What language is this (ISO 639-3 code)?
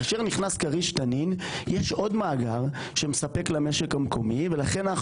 heb